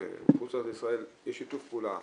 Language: Hebrew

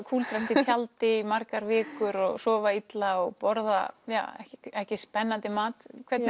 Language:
Icelandic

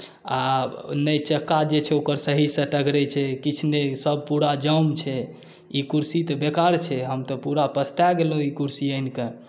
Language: Maithili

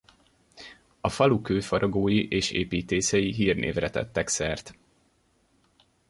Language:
Hungarian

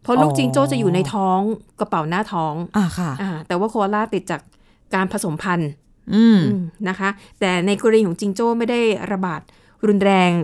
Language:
Thai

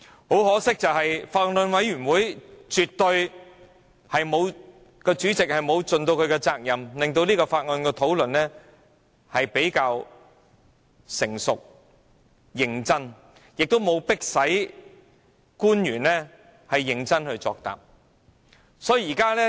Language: Cantonese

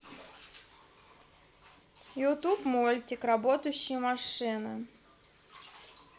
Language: Russian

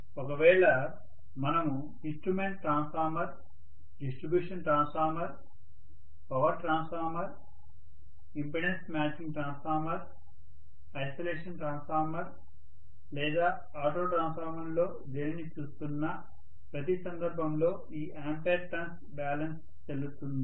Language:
Telugu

